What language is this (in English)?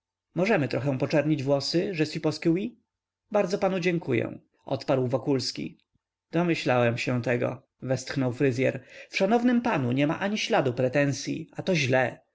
Polish